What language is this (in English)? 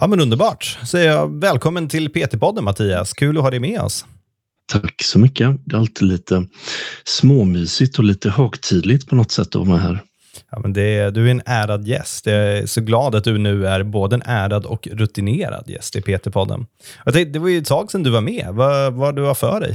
Swedish